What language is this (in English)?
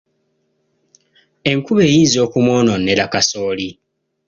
Ganda